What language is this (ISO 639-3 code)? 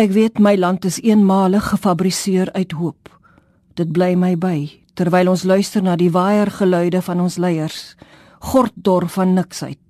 nld